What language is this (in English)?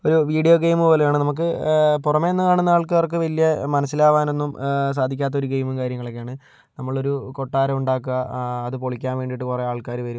Malayalam